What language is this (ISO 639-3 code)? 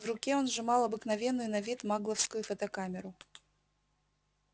rus